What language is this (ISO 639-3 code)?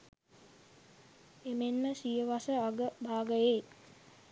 sin